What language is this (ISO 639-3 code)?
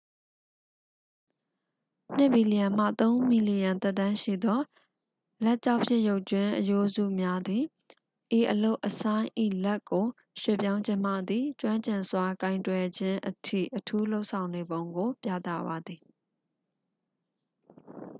mya